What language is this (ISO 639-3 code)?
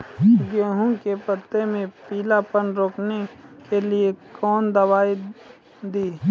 mai